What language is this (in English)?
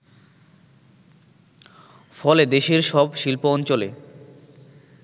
Bangla